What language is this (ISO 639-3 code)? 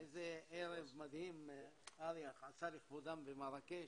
heb